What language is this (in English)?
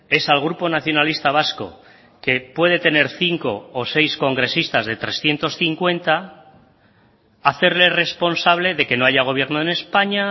Spanish